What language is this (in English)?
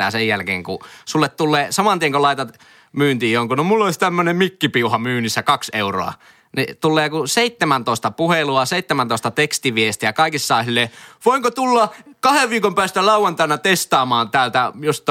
Finnish